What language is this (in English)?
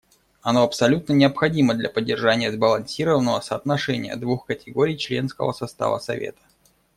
Russian